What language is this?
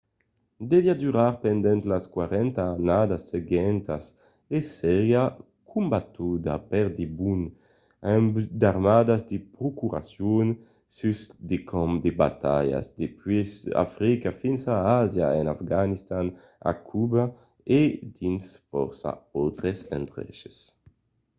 Occitan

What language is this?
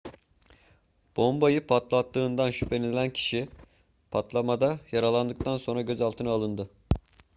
Turkish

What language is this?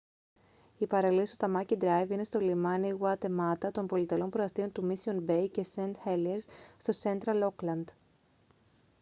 Greek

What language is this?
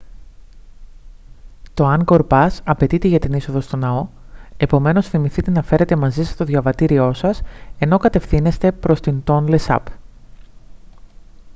Greek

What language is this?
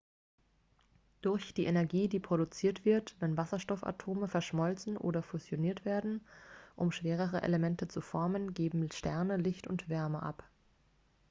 German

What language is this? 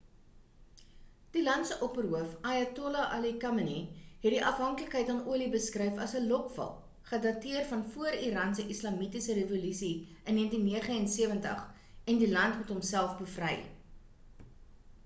Afrikaans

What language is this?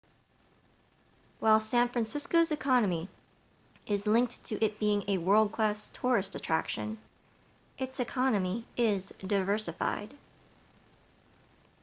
English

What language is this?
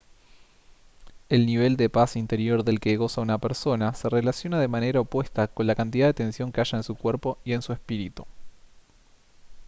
Spanish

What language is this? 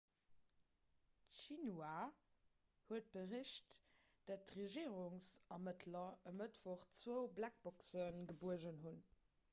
Luxembourgish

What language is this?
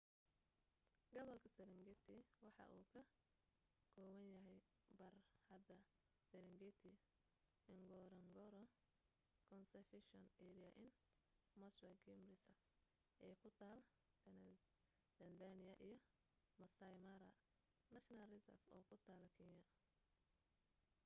Somali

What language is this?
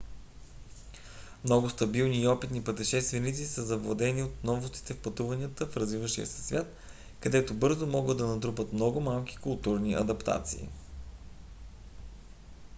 Bulgarian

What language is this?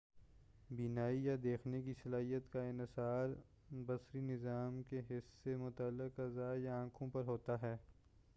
Urdu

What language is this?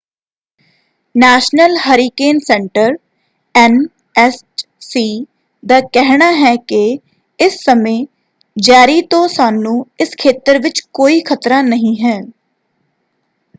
Punjabi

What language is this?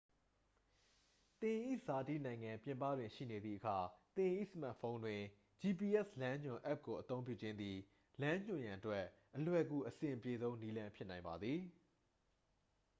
Burmese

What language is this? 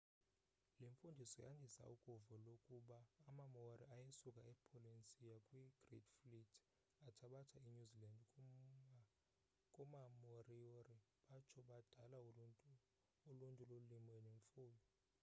Xhosa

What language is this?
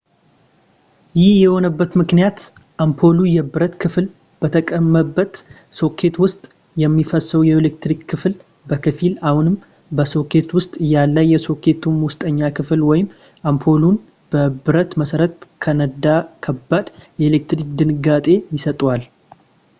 Amharic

